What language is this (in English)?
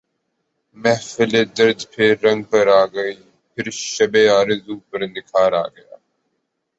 Urdu